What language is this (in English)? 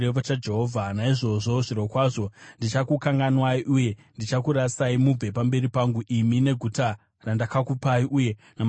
Shona